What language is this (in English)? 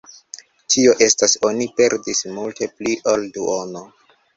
Esperanto